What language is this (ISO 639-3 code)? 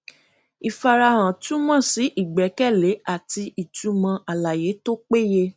yor